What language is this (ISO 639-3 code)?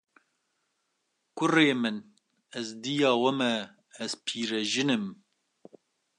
kur